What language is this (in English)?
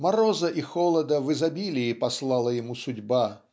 Russian